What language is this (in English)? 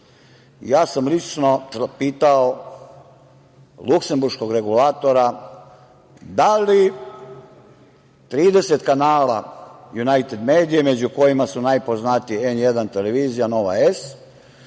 Serbian